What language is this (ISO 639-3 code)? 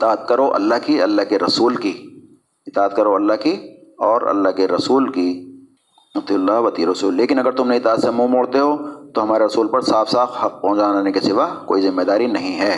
urd